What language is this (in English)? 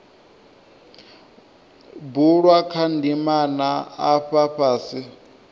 Venda